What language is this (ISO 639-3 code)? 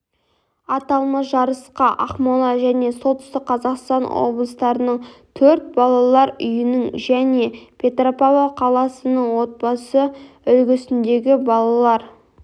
kaz